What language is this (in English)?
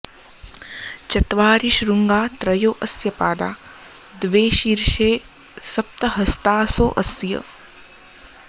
Sanskrit